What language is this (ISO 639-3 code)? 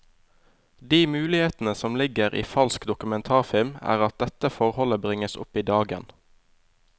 nor